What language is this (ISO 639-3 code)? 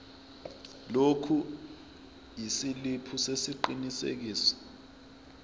zul